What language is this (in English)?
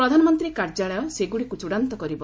Odia